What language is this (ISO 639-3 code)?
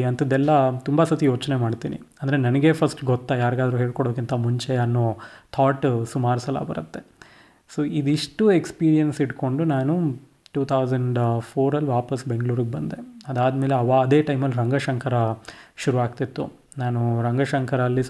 kan